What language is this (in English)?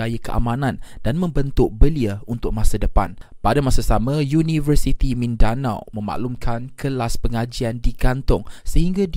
Malay